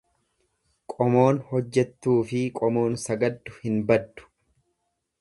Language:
Oromo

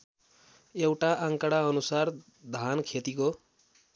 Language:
Nepali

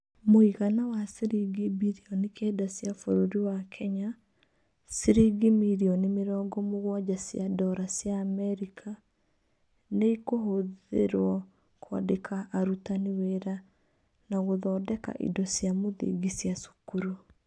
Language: Kikuyu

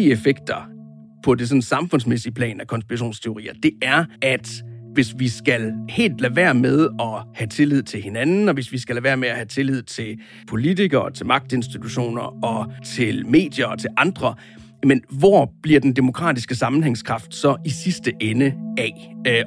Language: Danish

